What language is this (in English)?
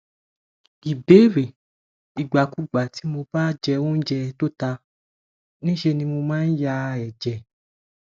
Yoruba